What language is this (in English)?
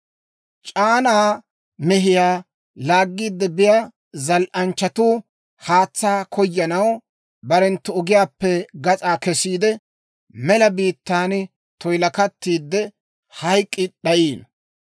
Dawro